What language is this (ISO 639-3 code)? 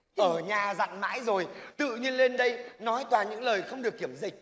vie